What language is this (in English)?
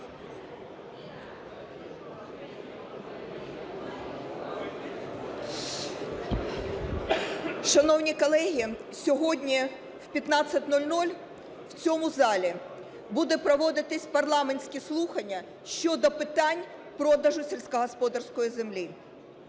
Ukrainian